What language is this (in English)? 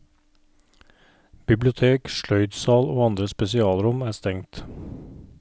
Norwegian